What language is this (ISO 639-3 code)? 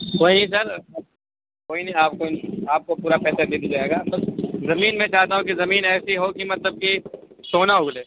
urd